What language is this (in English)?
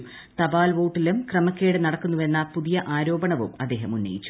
Malayalam